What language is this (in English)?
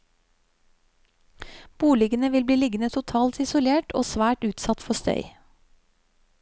Norwegian